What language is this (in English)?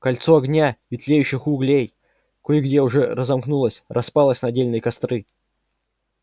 Russian